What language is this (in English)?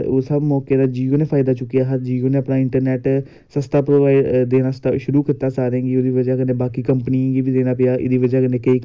Dogri